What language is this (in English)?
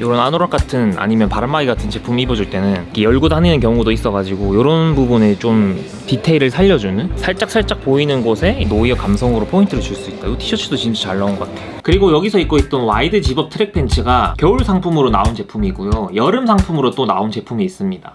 Korean